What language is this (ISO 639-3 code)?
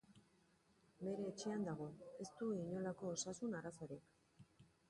eus